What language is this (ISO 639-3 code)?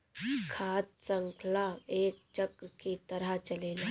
bho